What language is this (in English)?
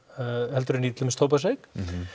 Icelandic